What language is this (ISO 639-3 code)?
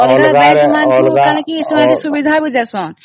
ori